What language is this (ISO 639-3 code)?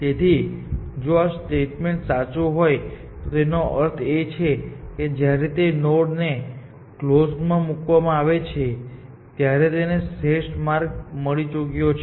guj